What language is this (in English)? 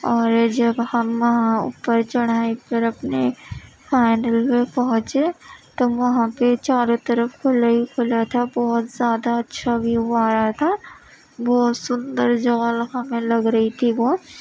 Urdu